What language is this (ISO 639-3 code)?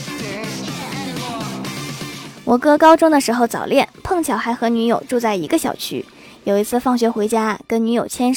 zho